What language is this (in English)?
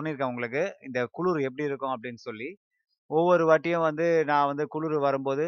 Tamil